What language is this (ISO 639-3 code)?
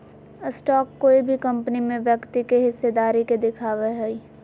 mag